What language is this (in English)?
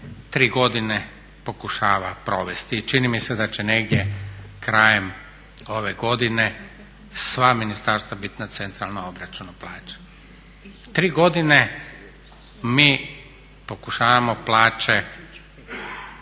Croatian